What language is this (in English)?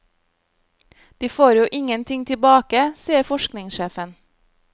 Norwegian